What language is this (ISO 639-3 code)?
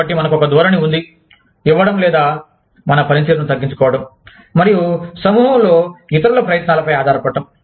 tel